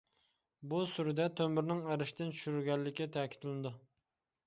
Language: Uyghur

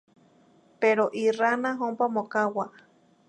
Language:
Zacatlán-Ahuacatlán-Tepetzintla Nahuatl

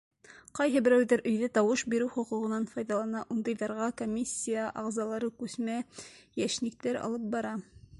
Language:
Bashkir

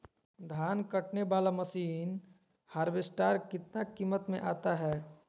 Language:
Magahi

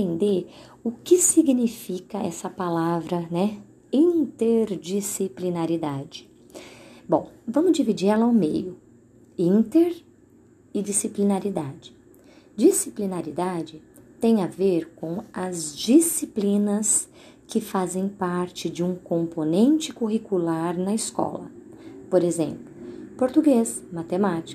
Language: Portuguese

